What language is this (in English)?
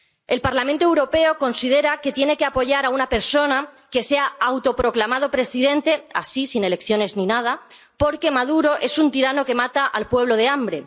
Spanish